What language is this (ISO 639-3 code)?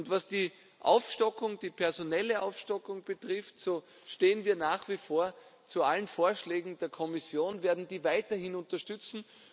deu